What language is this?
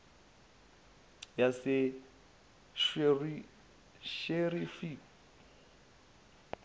Zulu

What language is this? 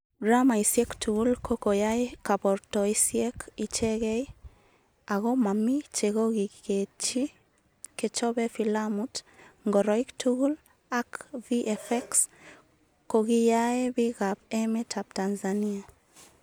Kalenjin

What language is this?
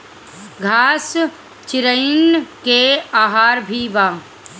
Bhojpuri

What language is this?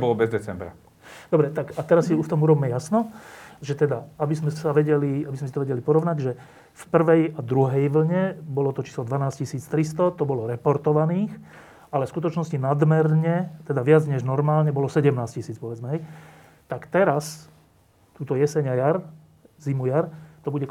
Slovak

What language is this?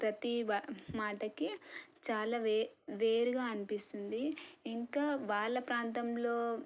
Telugu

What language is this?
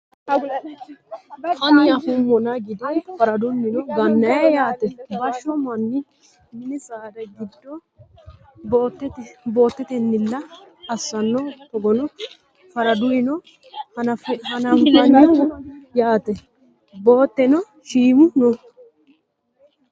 Sidamo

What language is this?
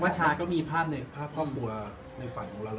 Thai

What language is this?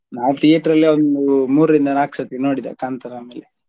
Kannada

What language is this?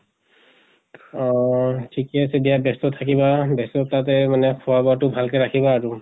Assamese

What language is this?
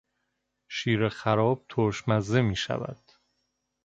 Persian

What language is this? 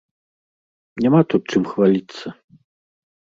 Belarusian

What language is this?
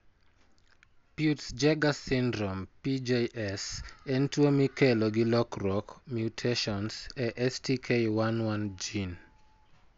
Luo (Kenya and Tanzania)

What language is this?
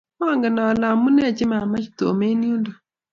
Kalenjin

